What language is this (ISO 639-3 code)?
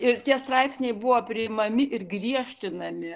lit